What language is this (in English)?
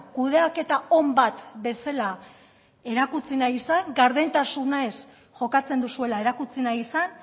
Basque